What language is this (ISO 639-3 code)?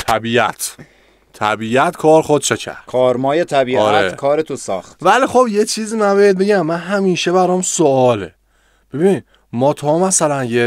fas